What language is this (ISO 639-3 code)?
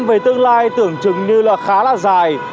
vie